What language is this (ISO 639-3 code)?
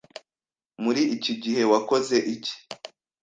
kin